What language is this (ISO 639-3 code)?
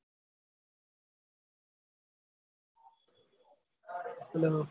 guj